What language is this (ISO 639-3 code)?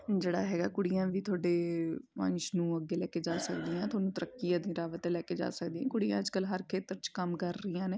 pan